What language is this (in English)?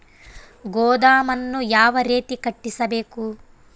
Kannada